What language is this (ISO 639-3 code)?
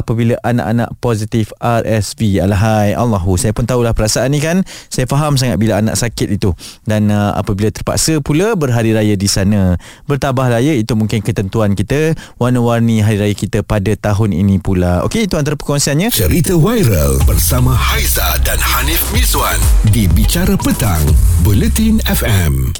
msa